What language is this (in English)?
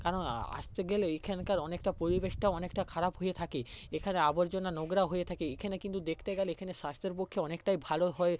Bangla